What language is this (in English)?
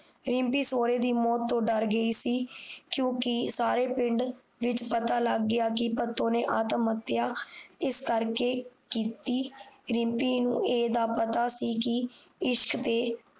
Punjabi